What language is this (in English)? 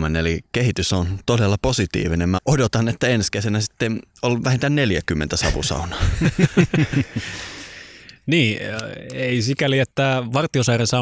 Finnish